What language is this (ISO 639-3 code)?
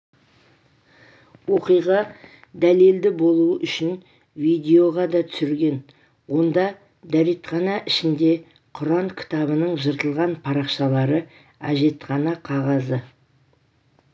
kaz